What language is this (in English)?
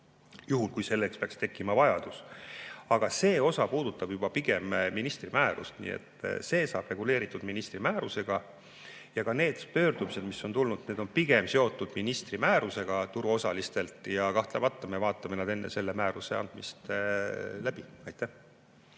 Estonian